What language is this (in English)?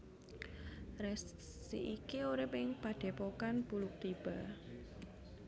Javanese